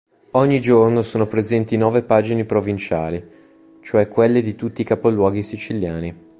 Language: Italian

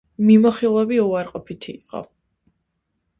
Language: Georgian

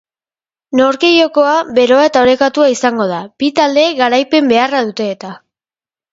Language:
Basque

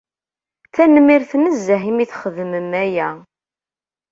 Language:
Kabyle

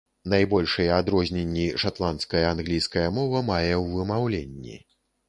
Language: Belarusian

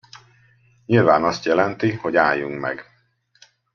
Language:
Hungarian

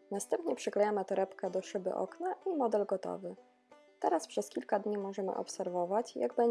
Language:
Polish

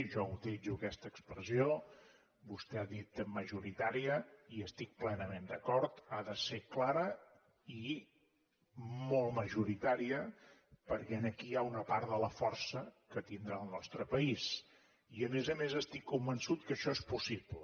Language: Catalan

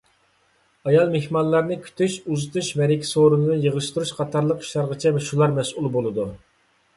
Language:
Uyghur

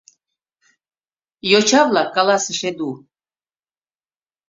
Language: Mari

